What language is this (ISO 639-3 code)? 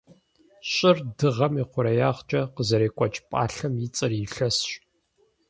kbd